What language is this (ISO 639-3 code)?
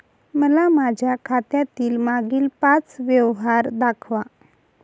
mar